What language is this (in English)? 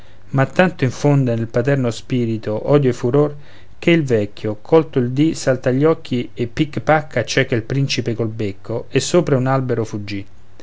Italian